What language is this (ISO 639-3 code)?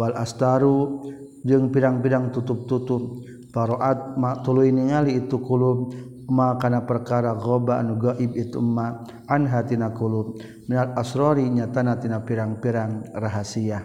msa